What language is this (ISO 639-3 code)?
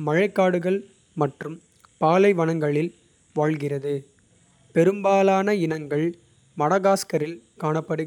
kfe